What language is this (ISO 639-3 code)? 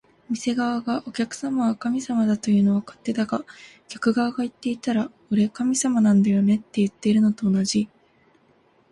jpn